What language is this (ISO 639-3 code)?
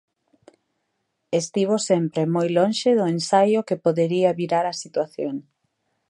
glg